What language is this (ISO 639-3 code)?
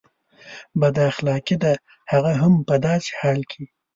pus